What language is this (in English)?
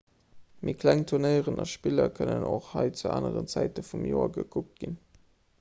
Luxembourgish